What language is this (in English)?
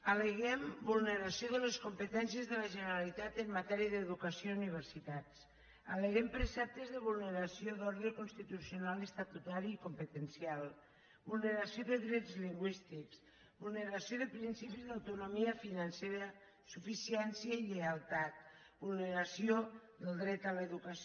Catalan